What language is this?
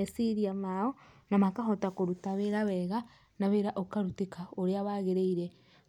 Kikuyu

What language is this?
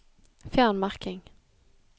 Norwegian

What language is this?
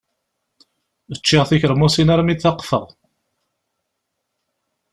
Kabyle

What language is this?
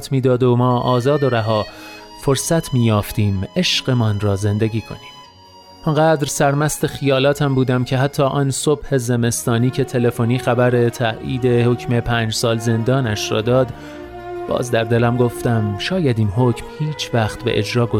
Persian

